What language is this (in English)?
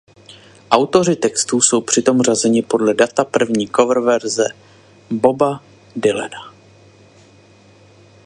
Czech